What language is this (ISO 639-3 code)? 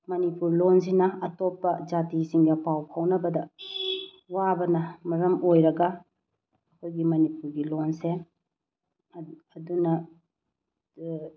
mni